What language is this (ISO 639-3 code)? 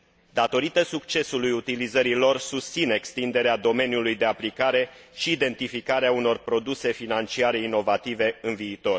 ron